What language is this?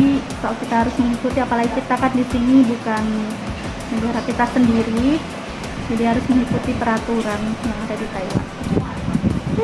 Indonesian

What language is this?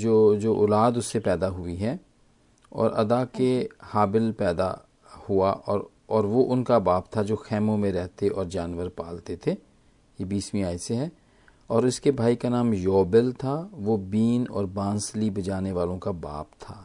Hindi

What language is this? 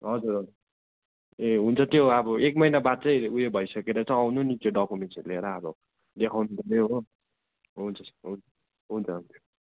Nepali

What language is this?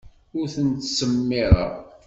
Kabyle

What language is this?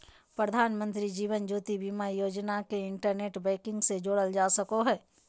Magahi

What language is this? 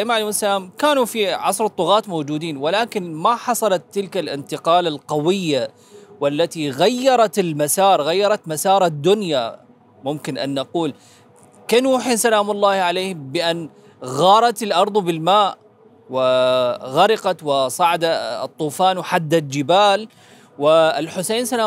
Arabic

